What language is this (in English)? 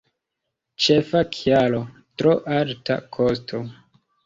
Esperanto